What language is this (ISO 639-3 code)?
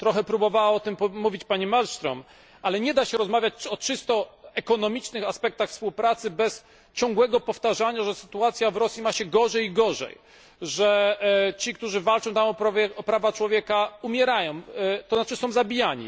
pol